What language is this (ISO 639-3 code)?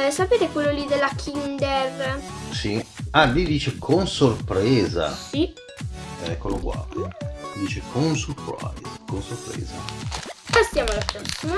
ita